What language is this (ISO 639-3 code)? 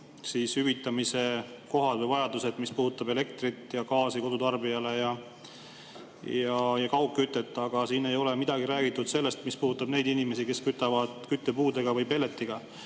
est